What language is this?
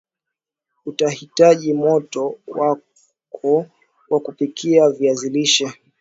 Swahili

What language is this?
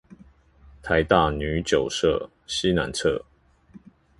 Chinese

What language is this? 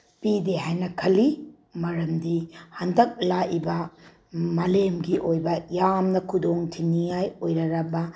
Manipuri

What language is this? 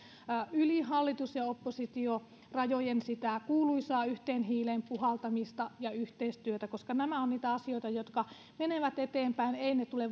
Finnish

